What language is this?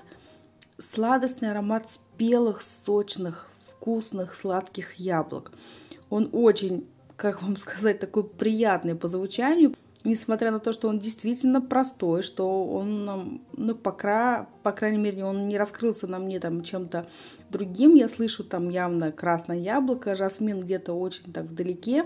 Russian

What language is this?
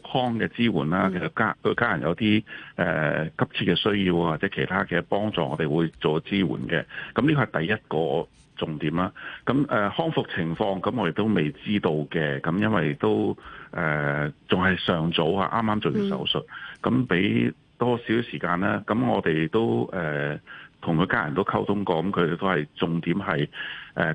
Chinese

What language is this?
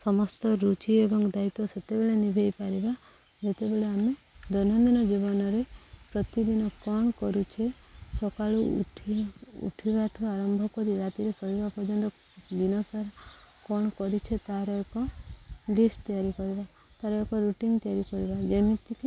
Odia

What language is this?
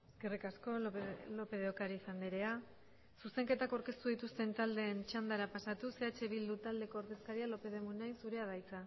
Basque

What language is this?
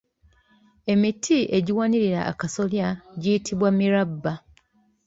Ganda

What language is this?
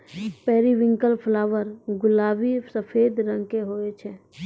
Maithili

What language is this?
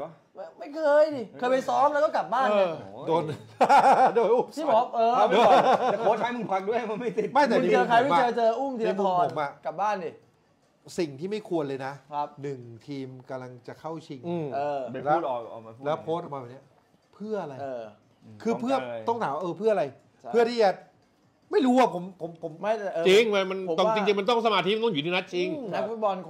Thai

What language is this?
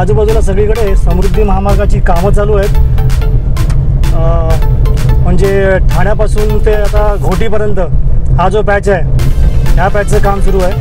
Hindi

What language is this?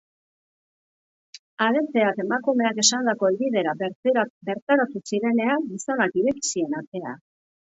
Basque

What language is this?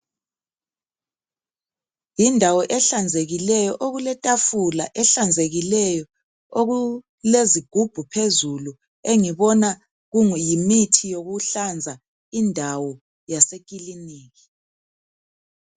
North Ndebele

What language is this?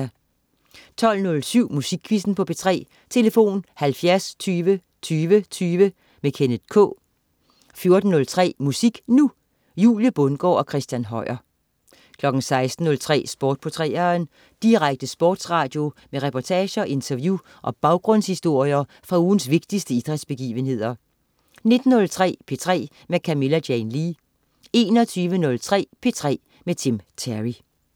Danish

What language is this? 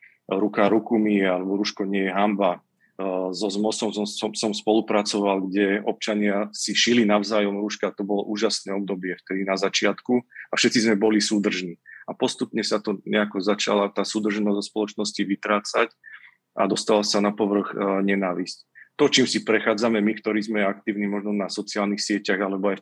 Slovak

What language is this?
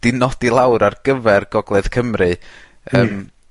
Welsh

